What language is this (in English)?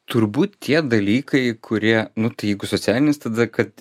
Lithuanian